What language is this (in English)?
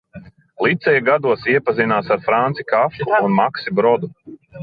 Latvian